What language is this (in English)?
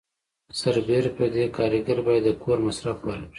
Pashto